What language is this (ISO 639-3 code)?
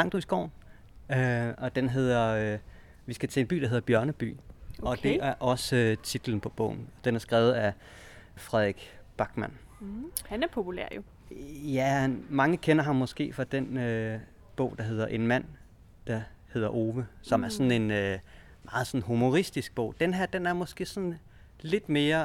dan